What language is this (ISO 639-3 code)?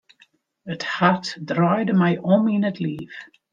fry